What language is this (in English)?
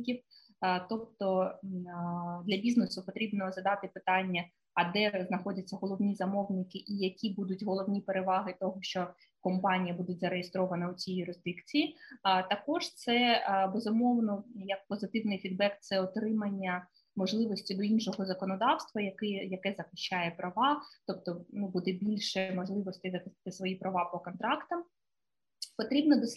Ukrainian